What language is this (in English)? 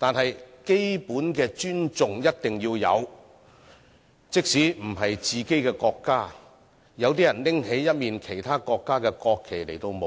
Cantonese